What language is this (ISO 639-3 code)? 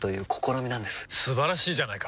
jpn